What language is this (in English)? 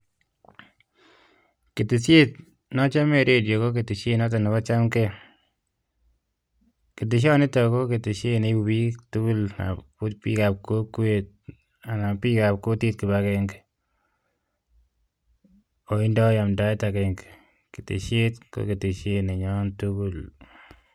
Kalenjin